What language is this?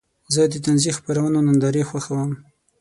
Pashto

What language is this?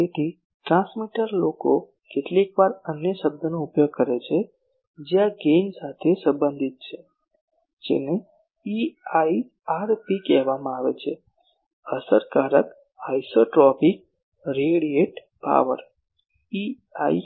Gujarati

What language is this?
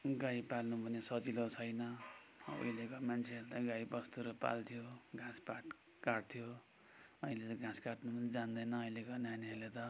Nepali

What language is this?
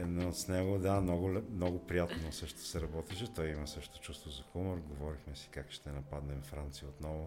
Bulgarian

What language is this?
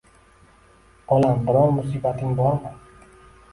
Uzbek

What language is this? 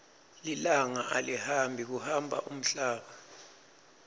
Swati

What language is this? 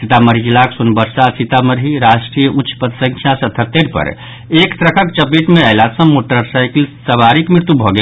Maithili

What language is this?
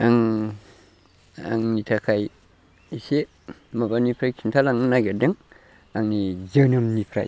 Bodo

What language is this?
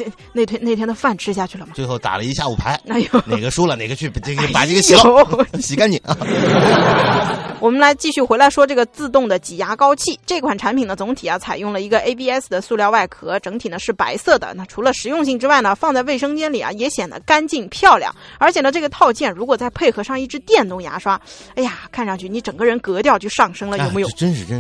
Chinese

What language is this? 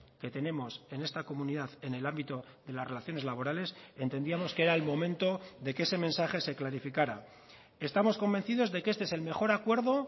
Spanish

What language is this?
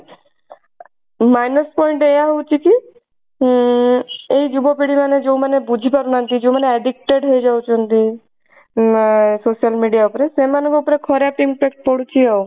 Odia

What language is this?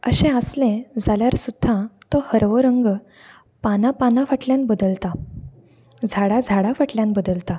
Konkani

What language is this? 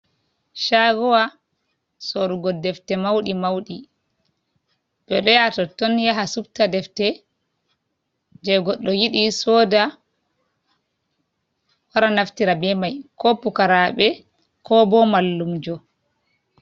Fula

